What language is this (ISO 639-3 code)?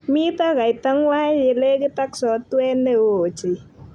kln